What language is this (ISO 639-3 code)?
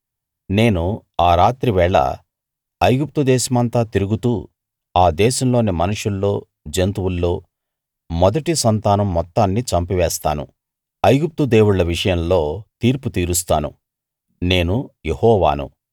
tel